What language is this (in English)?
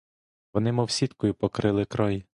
Ukrainian